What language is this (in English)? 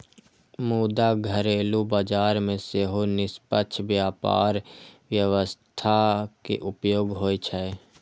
Maithili